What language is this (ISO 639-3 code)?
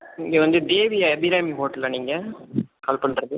tam